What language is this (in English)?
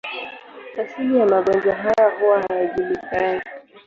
Swahili